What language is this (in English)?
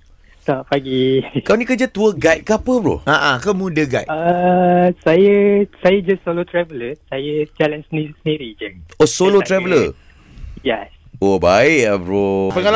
Malay